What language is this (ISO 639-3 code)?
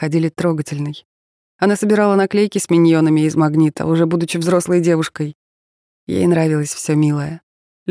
rus